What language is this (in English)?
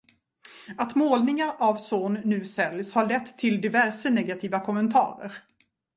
Swedish